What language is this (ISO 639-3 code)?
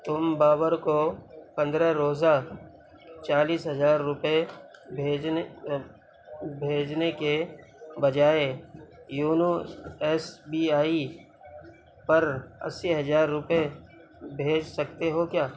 urd